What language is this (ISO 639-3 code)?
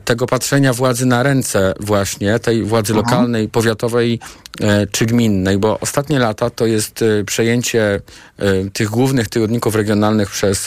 pol